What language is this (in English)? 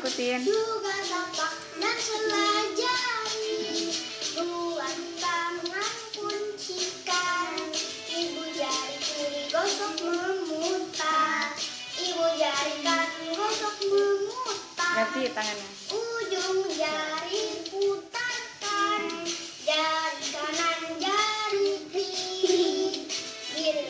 Indonesian